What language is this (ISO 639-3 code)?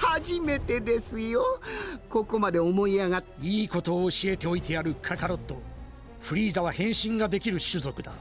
jpn